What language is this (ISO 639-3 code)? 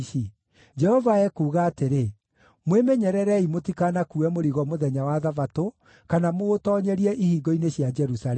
kik